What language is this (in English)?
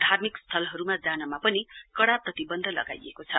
Nepali